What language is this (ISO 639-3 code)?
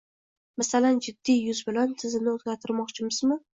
uzb